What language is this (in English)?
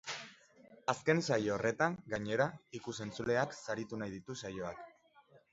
Basque